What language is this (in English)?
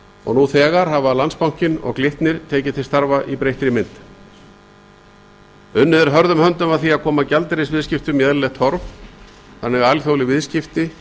Icelandic